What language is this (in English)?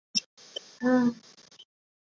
Chinese